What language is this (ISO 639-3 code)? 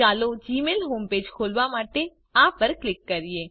guj